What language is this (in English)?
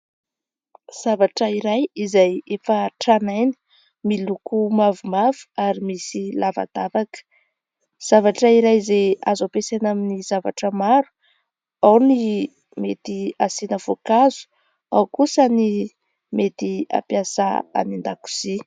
Malagasy